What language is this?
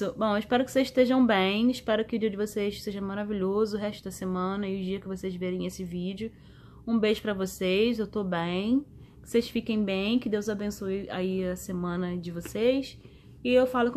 Portuguese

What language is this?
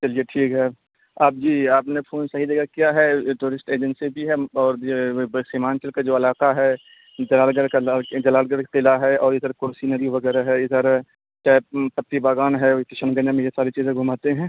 Urdu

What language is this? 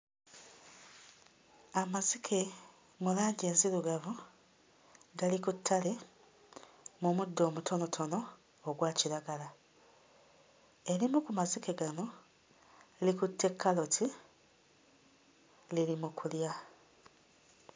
Ganda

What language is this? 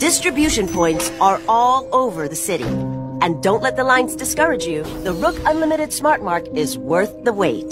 English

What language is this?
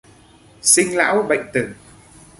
Vietnamese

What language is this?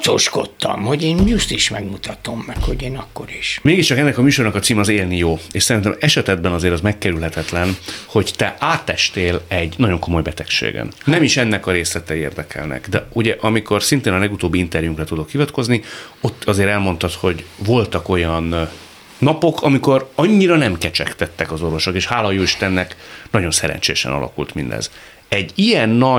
Hungarian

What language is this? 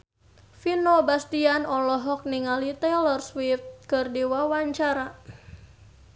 Sundanese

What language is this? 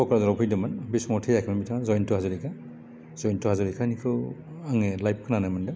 Bodo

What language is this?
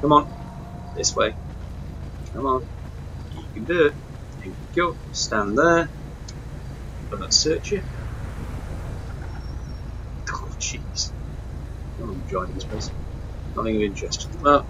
English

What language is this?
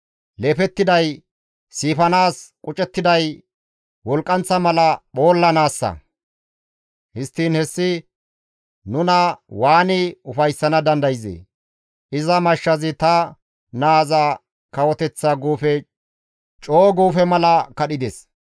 Gamo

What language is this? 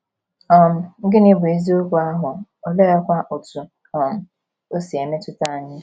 Igbo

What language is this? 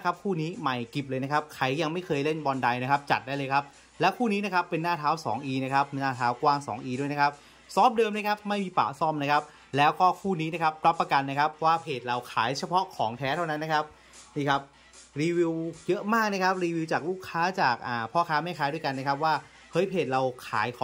Thai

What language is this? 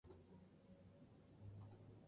Spanish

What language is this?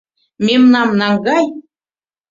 Mari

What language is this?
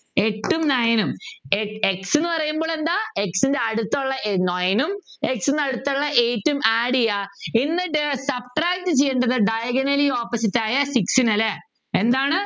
Malayalam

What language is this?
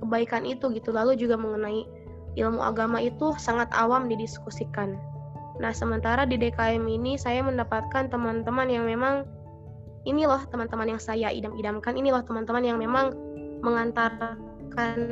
Indonesian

